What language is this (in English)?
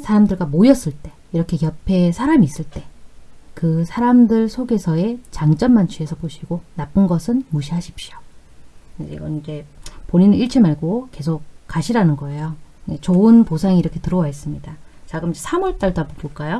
Korean